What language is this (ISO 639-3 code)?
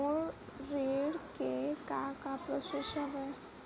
hne